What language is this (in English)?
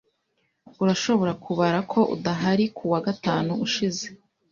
Kinyarwanda